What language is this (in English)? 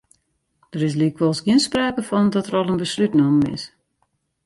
Western Frisian